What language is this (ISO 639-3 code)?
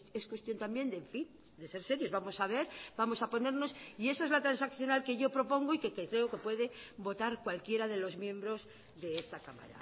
spa